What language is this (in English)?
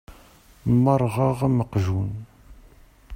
Kabyle